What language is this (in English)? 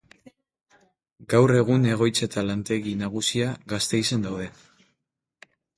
Basque